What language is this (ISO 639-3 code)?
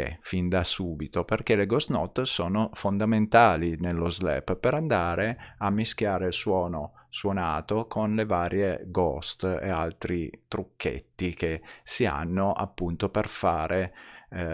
ita